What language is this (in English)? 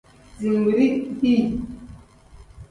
Tem